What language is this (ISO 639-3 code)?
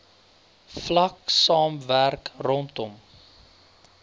afr